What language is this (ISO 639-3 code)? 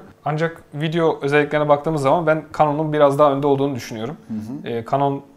tur